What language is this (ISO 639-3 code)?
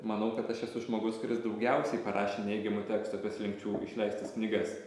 lit